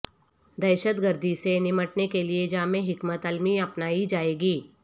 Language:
Urdu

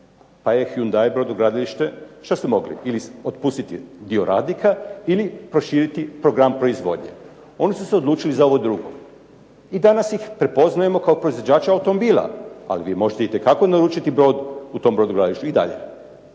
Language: Croatian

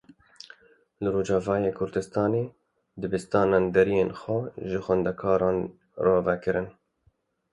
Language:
Kurdish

